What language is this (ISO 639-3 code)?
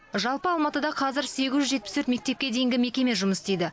kaz